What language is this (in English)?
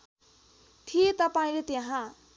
Nepali